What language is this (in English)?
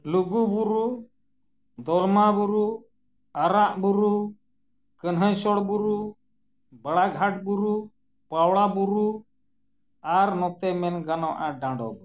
Santali